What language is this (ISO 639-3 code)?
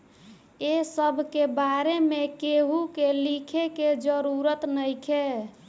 bho